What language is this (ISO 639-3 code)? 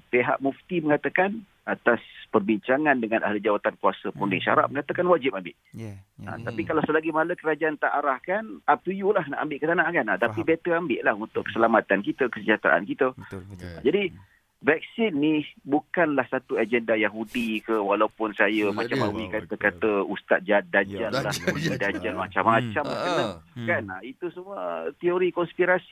msa